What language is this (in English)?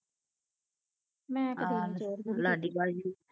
Punjabi